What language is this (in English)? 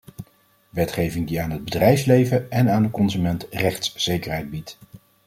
Dutch